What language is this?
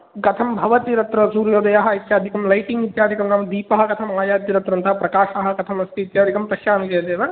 Sanskrit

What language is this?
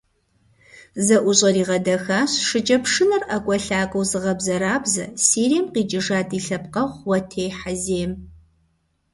Kabardian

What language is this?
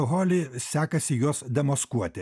Lithuanian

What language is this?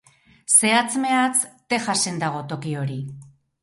Basque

